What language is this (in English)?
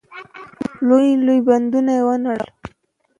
Pashto